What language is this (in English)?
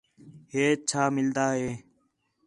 Khetrani